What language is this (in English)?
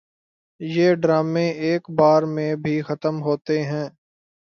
Urdu